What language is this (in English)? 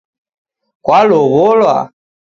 Taita